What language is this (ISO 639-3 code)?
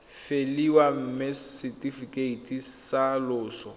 tsn